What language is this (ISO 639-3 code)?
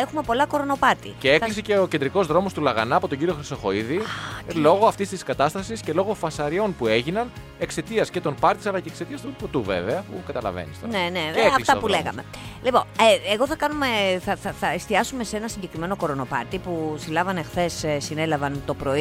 ell